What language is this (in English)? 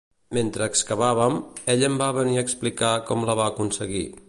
Catalan